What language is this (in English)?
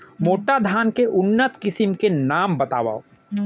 Chhattisgarhi